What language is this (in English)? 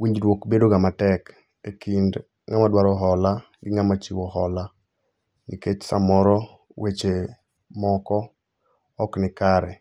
Luo (Kenya and Tanzania)